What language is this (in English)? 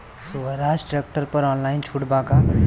Bhojpuri